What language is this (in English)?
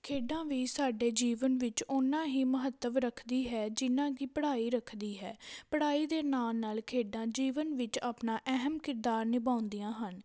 Punjabi